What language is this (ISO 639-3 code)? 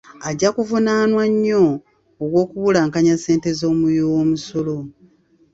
lug